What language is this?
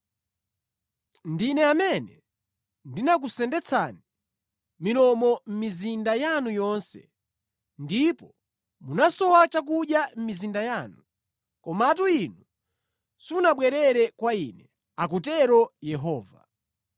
Nyanja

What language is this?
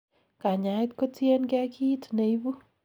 Kalenjin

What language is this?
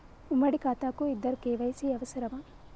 Telugu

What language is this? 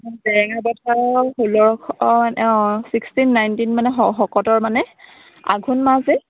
Assamese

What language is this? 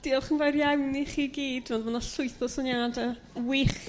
Welsh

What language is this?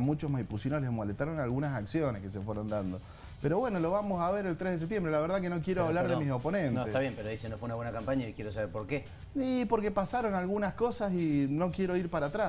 Spanish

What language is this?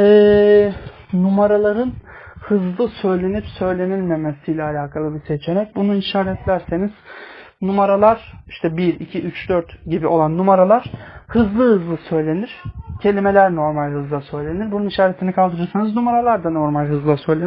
Turkish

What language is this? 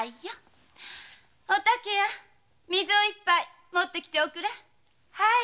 Japanese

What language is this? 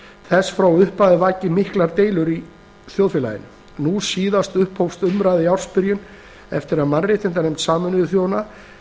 Icelandic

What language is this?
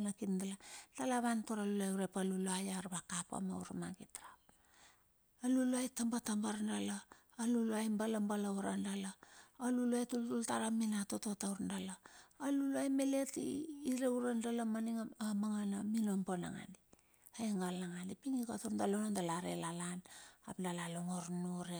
Bilur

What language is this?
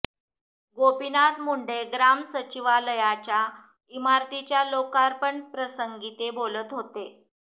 Marathi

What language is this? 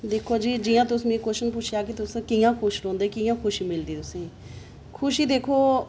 Dogri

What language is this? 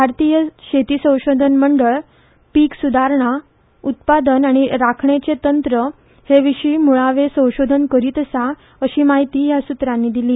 Konkani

